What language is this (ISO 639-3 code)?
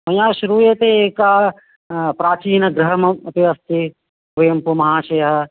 san